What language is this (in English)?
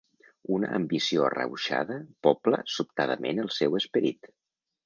Catalan